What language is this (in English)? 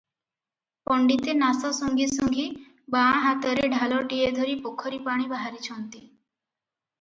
Odia